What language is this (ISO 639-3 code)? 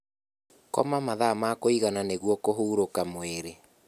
kik